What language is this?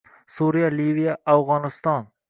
Uzbek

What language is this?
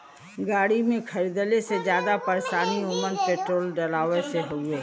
Bhojpuri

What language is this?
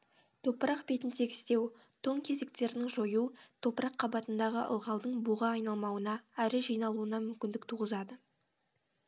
Kazakh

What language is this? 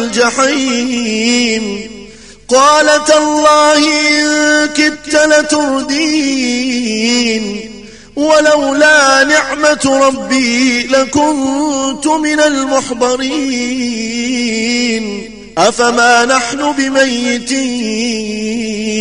Arabic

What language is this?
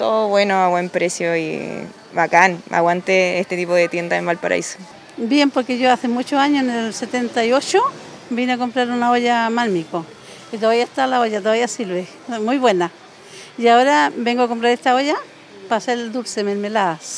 Spanish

